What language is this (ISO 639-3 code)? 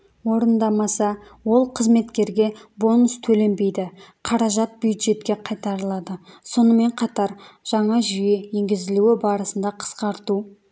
kaz